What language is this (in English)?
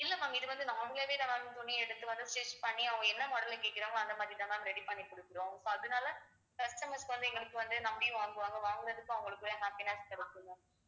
Tamil